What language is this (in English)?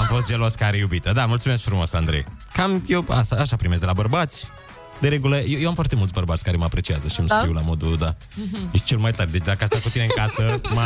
Romanian